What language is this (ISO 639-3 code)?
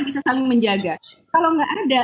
ind